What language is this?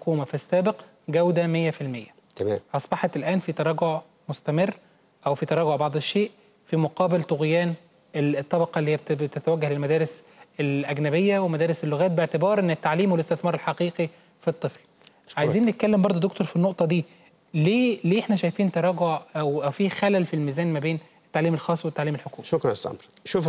Arabic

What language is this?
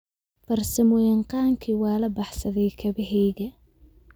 Somali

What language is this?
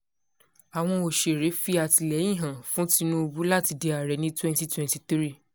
Yoruba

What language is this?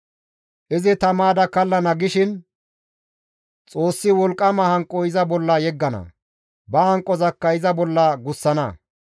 Gamo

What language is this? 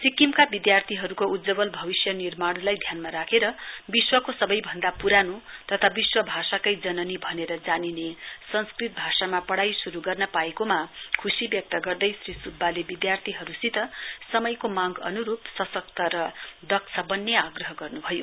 Nepali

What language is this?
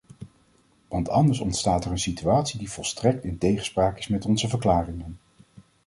Dutch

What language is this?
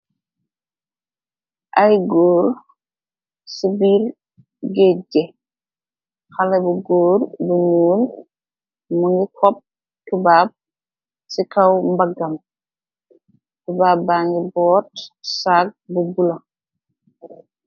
Wolof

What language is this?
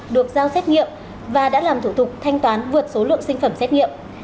Vietnamese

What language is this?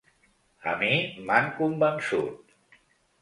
Catalan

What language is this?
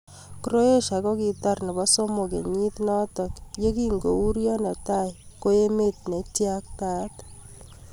Kalenjin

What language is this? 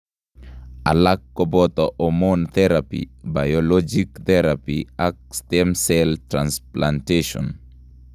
Kalenjin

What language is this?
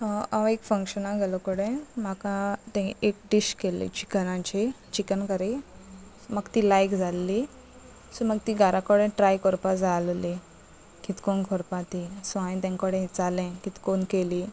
Konkani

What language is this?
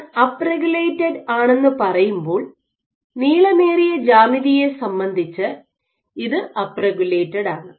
Malayalam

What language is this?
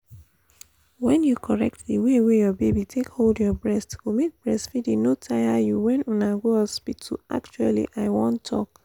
Nigerian Pidgin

